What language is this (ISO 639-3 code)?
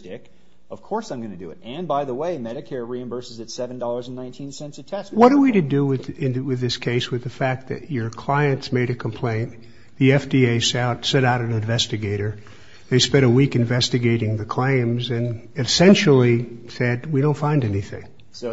eng